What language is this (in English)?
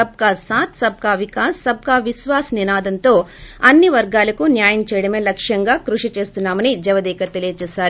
Telugu